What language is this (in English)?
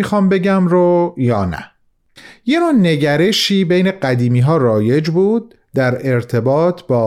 Persian